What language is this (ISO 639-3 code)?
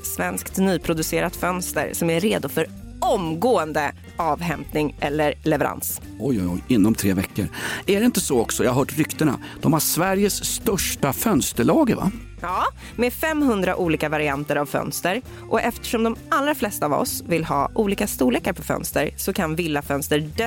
swe